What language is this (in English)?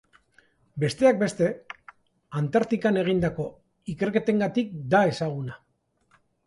Basque